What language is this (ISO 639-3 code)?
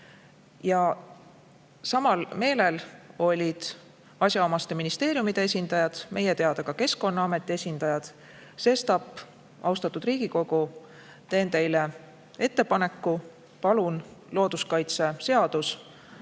est